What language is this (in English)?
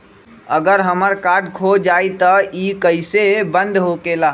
Magahi